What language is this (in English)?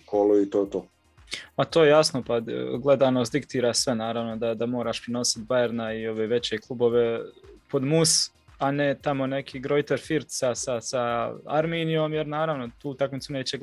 Croatian